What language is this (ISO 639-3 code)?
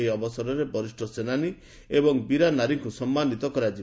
ori